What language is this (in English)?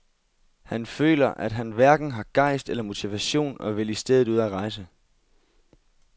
Danish